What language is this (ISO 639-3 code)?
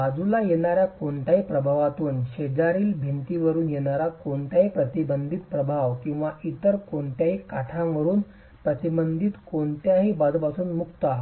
mar